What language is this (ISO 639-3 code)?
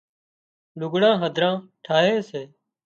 kxp